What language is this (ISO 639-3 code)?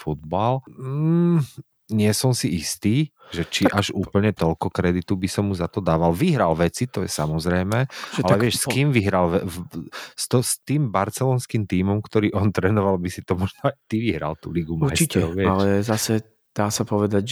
slk